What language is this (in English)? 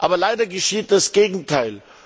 German